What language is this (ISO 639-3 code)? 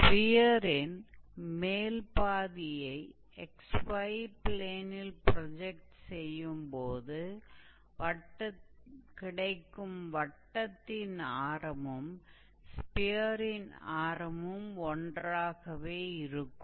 tam